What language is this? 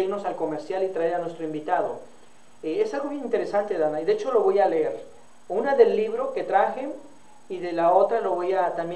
Spanish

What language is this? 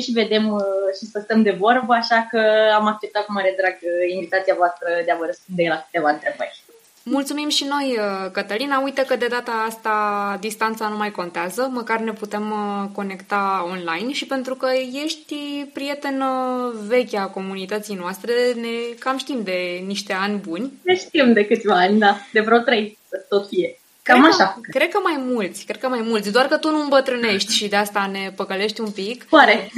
Romanian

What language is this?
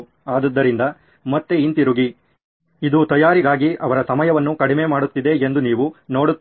Kannada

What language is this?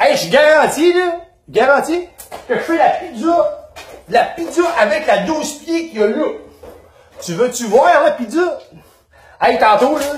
French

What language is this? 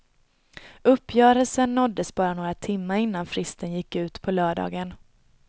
Swedish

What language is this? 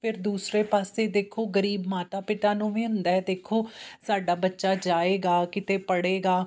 Punjabi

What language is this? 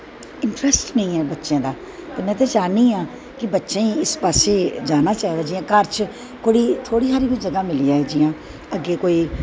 Dogri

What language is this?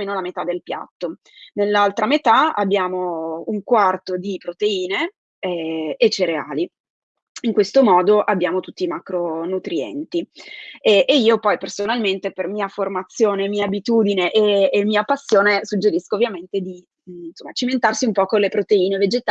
Italian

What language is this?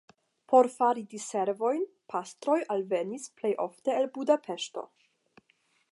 Esperanto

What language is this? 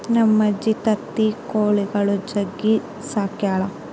Kannada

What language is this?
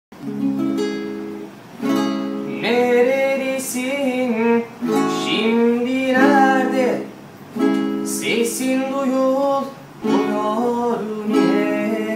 Turkish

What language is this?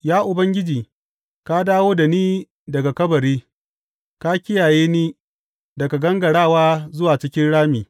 Hausa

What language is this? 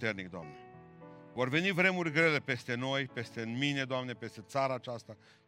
Romanian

